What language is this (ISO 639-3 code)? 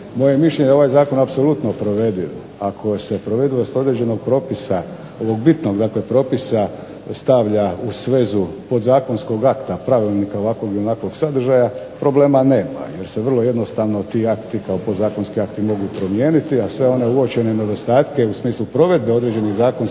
hrv